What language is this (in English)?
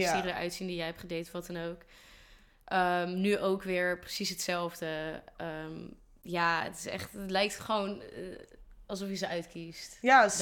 Dutch